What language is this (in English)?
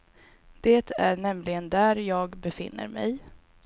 Swedish